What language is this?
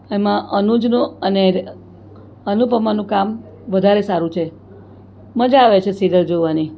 Gujarati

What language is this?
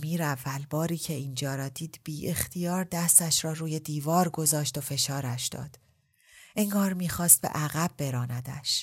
Persian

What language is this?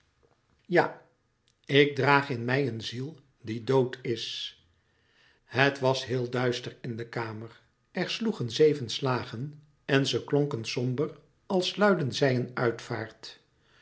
Dutch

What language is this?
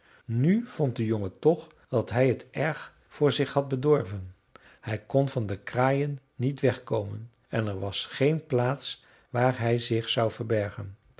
Dutch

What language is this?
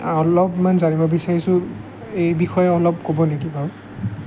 Assamese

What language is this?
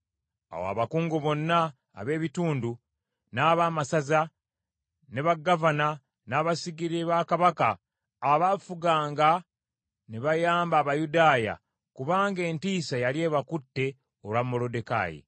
Ganda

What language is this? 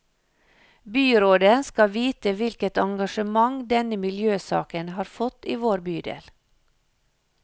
Norwegian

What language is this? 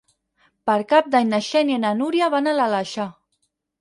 Catalan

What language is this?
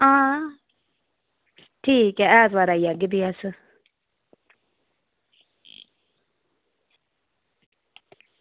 Dogri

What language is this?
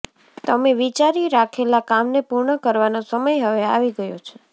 Gujarati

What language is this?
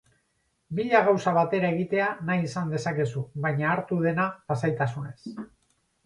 Basque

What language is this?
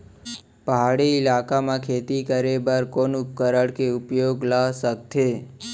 Chhattisgarhi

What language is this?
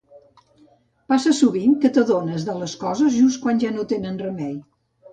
Catalan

